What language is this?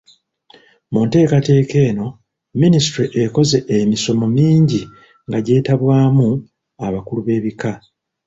Ganda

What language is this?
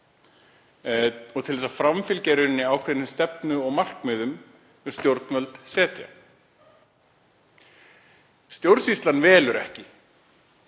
Icelandic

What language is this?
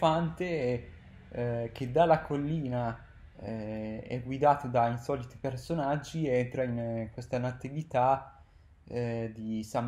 Italian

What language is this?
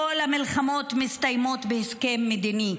Hebrew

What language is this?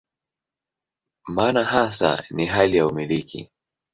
Swahili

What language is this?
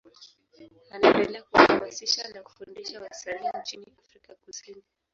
Swahili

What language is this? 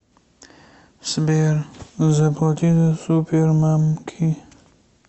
Russian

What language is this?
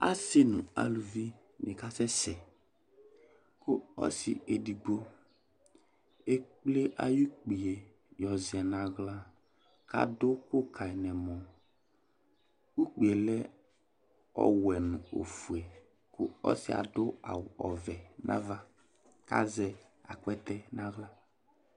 Ikposo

